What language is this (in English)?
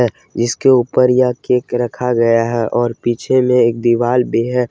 Hindi